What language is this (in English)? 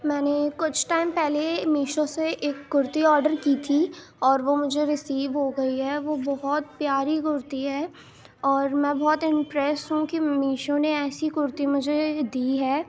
Urdu